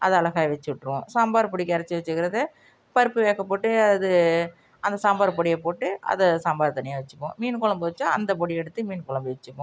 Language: Tamil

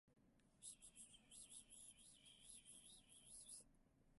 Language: Japanese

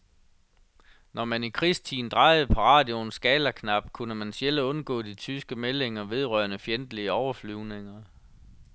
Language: Danish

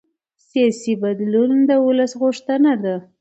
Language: Pashto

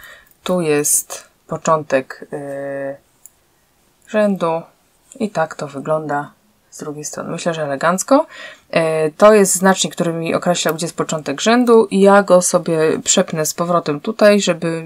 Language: Polish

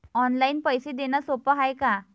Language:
Marathi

